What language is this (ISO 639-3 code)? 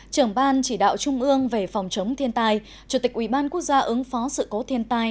vie